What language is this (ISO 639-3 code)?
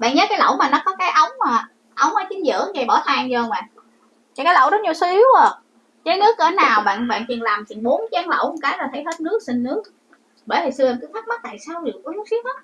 vie